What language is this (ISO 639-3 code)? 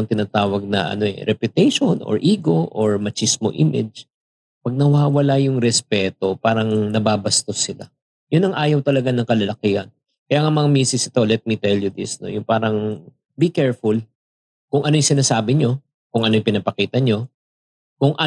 fil